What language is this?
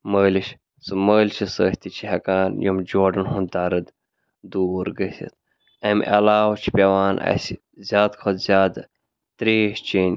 Kashmiri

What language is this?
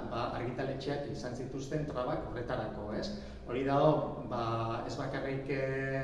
Basque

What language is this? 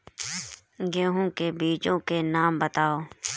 Hindi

